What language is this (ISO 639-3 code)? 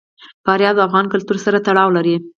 pus